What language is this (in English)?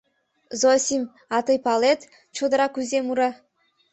Mari